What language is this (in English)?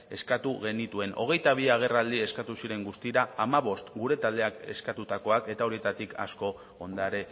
Basque